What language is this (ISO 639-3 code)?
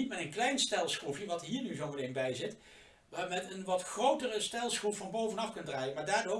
nld